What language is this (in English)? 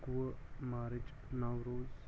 Kashmiri